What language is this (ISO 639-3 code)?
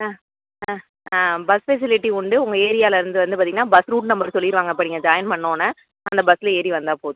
tam